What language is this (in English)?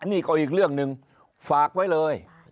Thai